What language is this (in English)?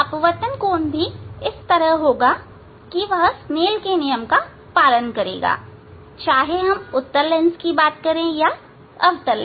Hindi